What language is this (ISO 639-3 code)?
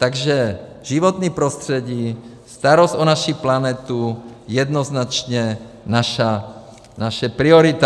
ces